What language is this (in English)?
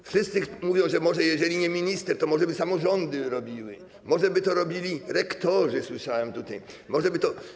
Polish